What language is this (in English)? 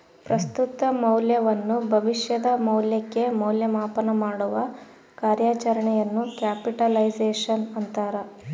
Kannada